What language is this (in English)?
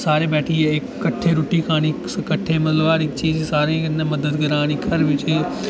Dogri